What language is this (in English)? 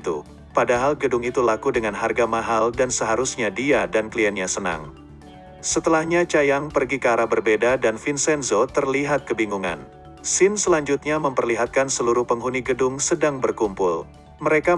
Indonesian